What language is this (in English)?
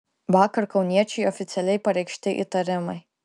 Lithuanian